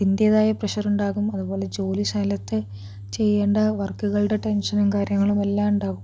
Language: Malayalam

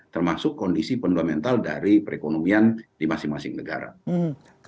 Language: Indonesian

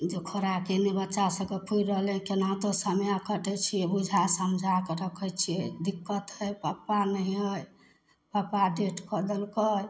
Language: Maithili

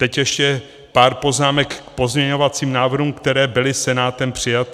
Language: Czech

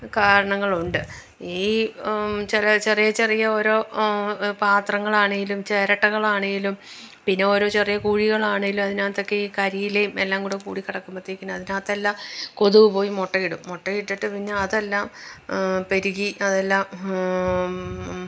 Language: Malayalam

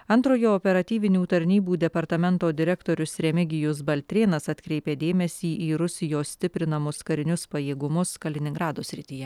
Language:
Lithuanian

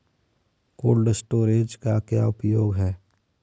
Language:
Hindi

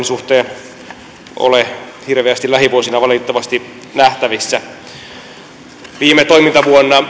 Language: Finnish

